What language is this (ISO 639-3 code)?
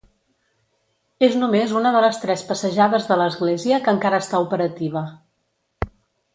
cat